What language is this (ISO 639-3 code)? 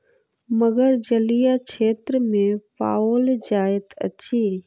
mai